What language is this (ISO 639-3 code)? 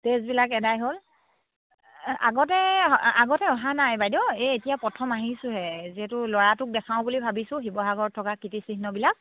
asm